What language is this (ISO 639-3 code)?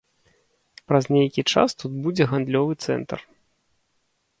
bel